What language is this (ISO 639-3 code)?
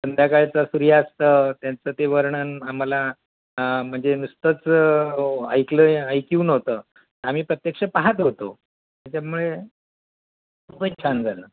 mar